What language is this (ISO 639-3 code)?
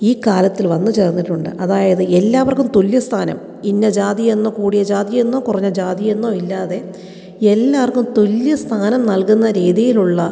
mal